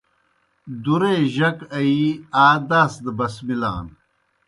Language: Kohistani Shina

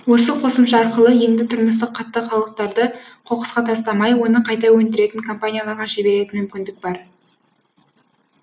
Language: Kazakh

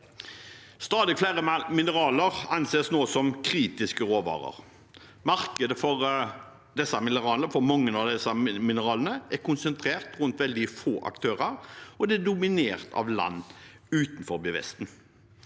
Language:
Norwegian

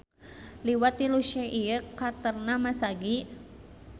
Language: Sundanese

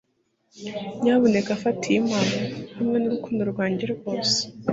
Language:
Kinyarwanda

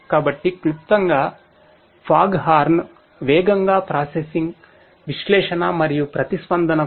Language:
Telugu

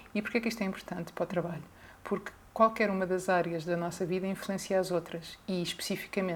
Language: Portuguese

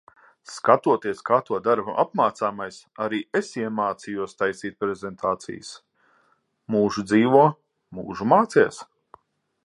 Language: Latvian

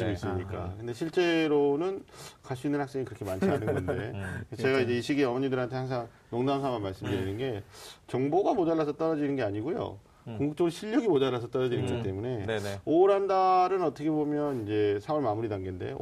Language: Korean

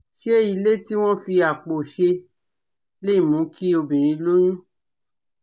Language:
Yoruba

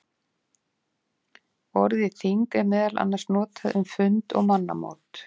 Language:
Icelandic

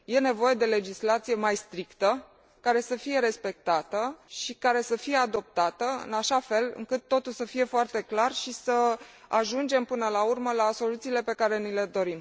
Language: Romanian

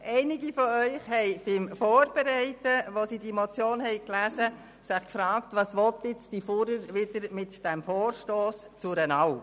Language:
Swiss German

